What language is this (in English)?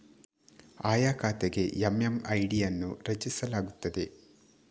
Kannada